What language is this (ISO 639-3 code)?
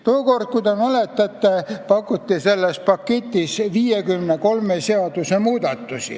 est